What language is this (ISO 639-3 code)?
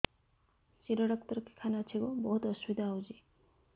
ori